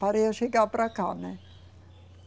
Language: Portuguese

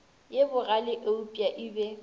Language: Northern Sotho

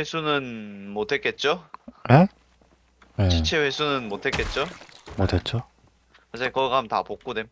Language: Korean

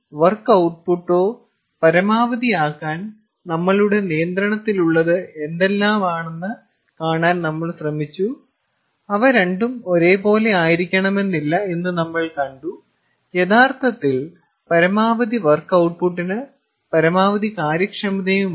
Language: Malayalam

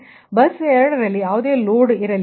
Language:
Kannada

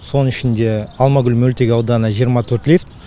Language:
Kazakh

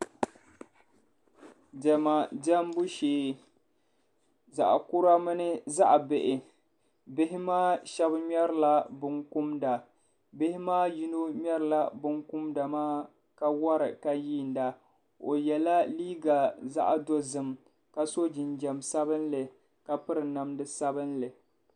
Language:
Dagbani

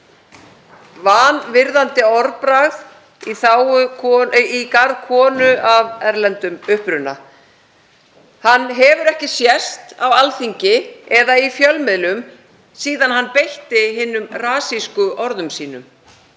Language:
Icelandic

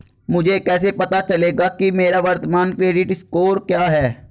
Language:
Hindi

